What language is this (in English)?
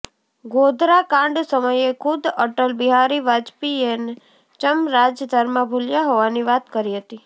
Gujarati